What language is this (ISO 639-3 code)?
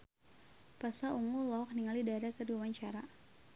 sun